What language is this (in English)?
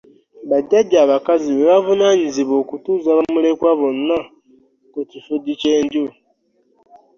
Ganda